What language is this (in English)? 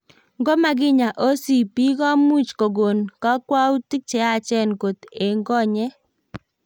Kalenjin